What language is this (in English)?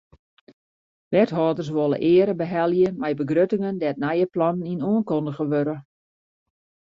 Western Frisian